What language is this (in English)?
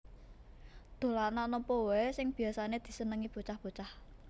Javanese